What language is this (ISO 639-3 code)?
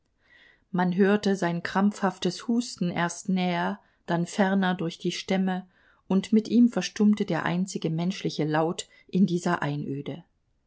deu